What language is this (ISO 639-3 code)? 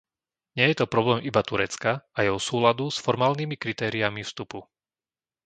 slk